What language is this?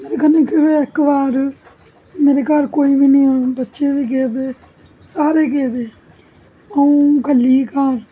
Dogri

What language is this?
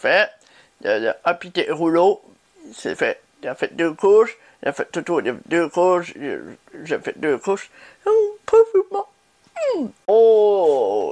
French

